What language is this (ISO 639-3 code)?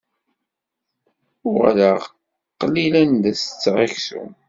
kab